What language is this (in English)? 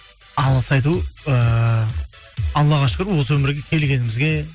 Kazakh